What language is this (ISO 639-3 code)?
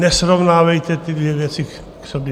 ces